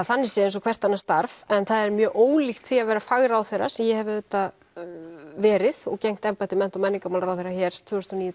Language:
Icelandic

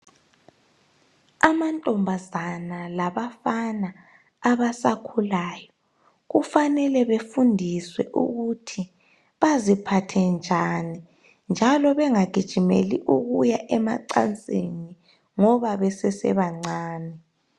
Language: North Ndebele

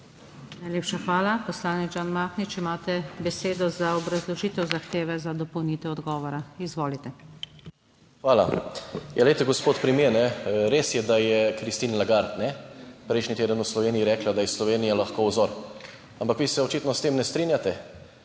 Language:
Slovenian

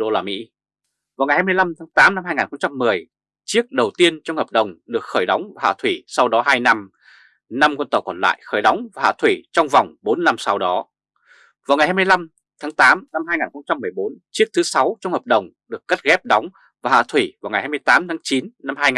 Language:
Vietnamese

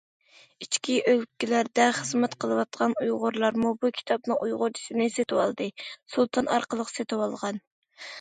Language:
Uyghur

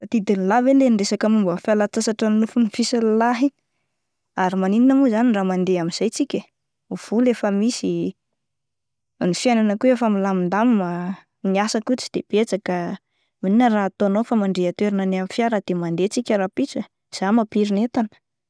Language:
Malagasy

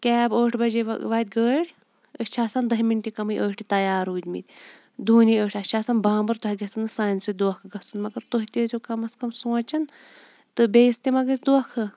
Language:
Kashmiri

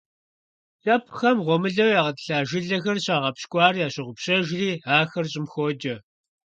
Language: Kabardian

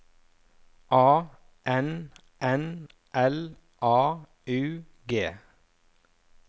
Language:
Norwegian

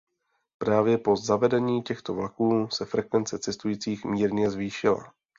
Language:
Czech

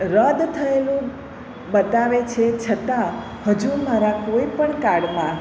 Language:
Gujarati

